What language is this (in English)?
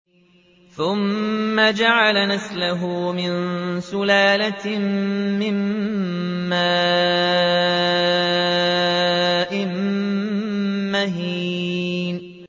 Arabic